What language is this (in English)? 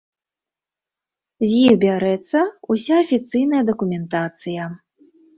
Belarusian